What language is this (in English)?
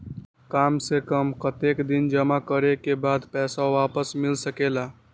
Magahi